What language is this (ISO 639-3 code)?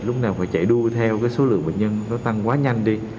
vie